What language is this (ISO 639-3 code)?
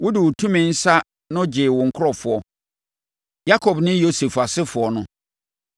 aka